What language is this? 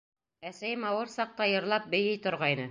Bashkir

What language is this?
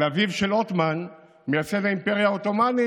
Hebrew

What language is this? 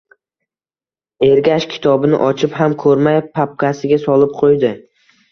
Uzbek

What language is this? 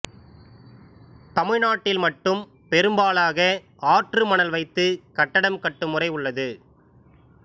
Tamil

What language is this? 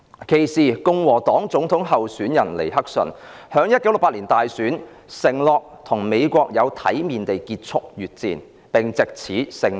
Cantonese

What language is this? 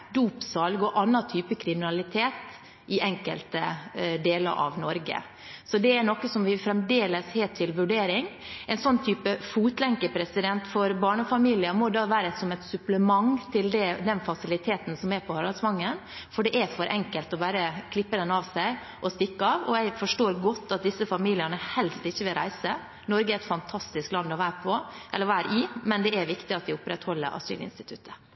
Norwegian Bokmål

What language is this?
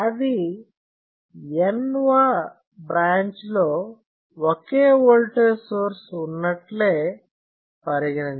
Telugu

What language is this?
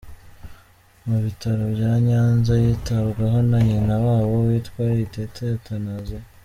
Kinyarwanda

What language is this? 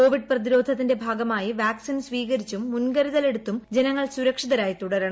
Malayalam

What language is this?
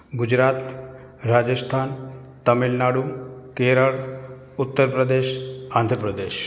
Gujarati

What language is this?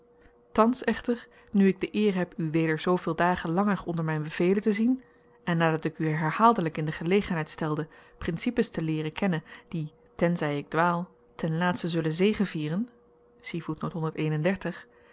Dutch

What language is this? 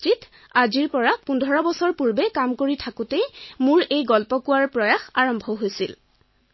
Assamese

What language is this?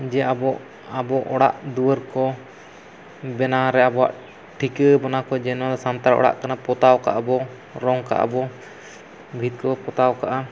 Santali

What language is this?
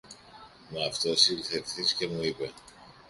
Greek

